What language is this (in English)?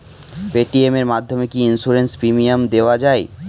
Bangla